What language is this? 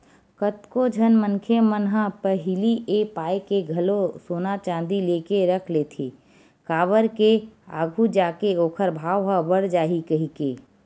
Chhattisgarhi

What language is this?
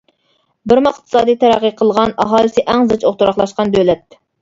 Uyghur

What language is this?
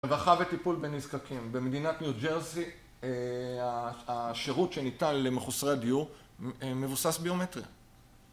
Hebrew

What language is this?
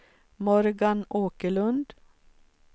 Swedish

